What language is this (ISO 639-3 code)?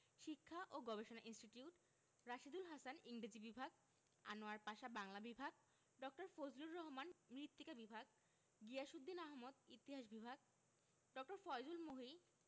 ben